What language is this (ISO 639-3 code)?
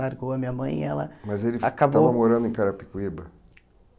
por